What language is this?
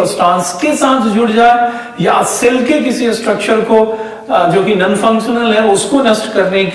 Hindi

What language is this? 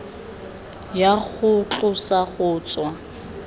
Tswana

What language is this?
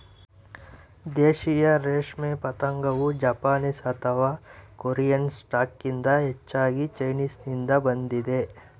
Kannada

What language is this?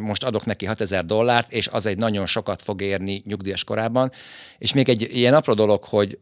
Hungarian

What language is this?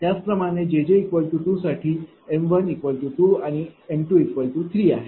Marathi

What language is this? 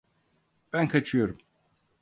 Turkish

